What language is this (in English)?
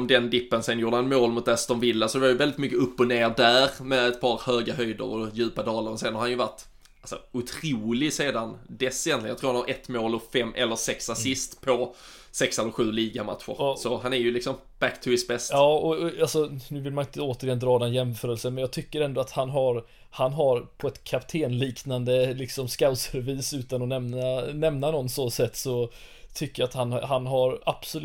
Swedish